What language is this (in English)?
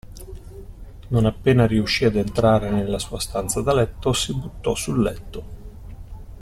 Italian